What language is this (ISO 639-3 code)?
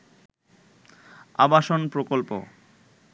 ben